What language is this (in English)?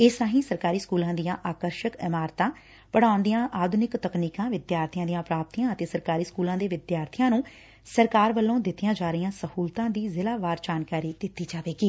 Punjabi